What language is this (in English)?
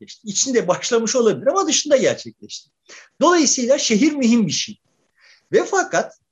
Turkish